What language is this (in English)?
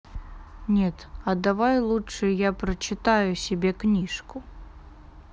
Russian